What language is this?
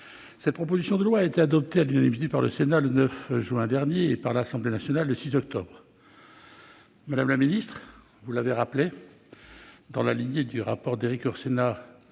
French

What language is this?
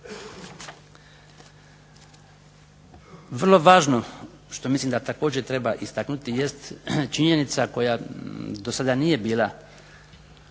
Croatian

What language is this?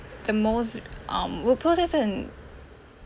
English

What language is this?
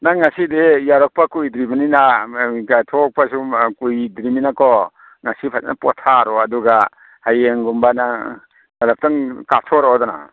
Manipuri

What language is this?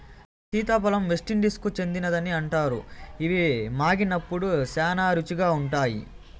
Telugu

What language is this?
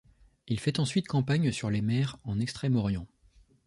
French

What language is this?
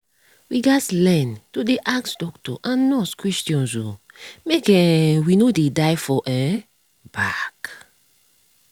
Nigerian Pidgin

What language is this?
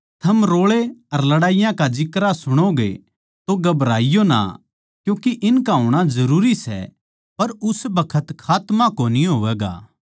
Haryanvi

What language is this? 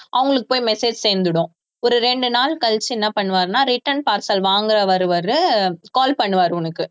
Tamil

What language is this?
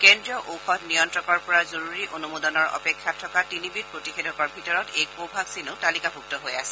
Assamese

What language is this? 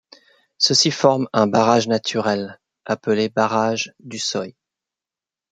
French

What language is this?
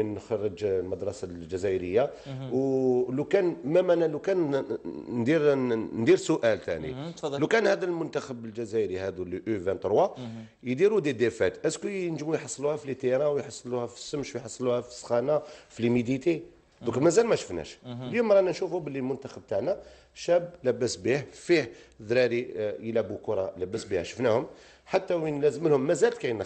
Arabic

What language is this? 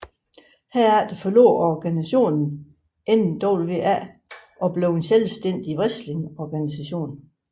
Danish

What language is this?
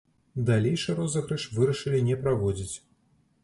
Belarusian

